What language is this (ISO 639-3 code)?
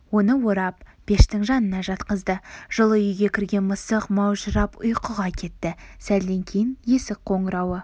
kaz